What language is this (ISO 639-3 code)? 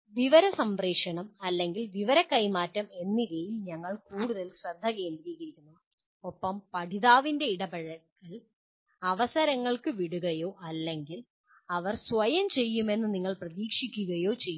mal